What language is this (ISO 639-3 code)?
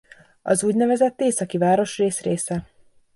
hun